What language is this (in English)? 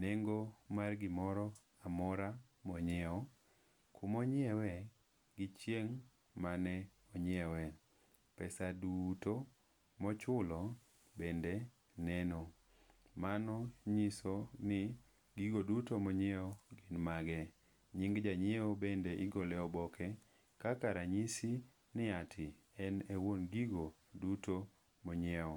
Luo (Kenya and Tanzania)